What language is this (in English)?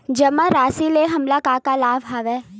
Chhattisgarhi